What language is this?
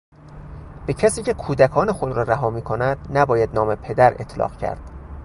Persian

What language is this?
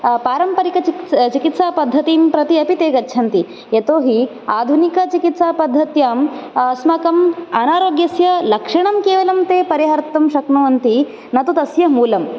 Sanskrit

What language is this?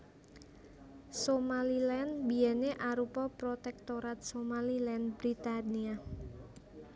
Javanese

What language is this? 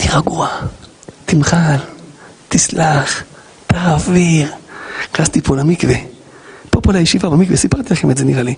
Hebrew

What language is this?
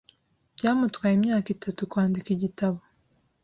Kinyarwanda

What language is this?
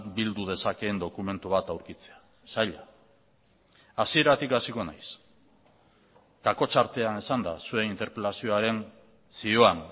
Basque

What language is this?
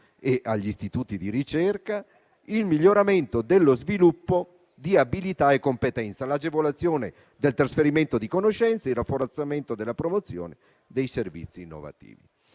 Italian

